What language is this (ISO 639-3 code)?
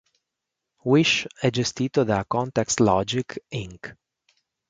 ita